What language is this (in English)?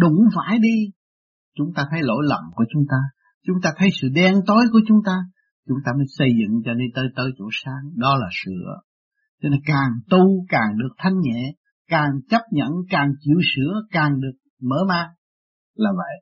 Vietnamese